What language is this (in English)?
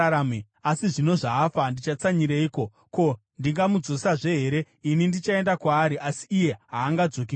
Shona